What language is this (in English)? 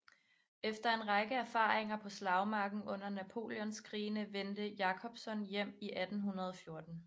Danish